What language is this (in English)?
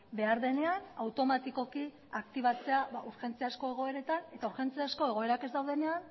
Basque